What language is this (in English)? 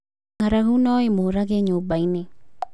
Kikuyu